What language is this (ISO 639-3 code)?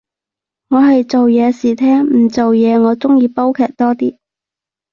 yue